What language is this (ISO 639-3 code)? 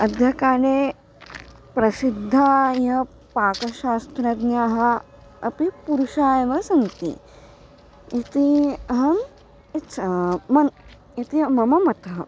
san